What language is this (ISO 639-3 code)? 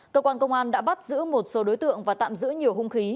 vie